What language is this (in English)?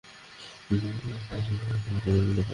Bangla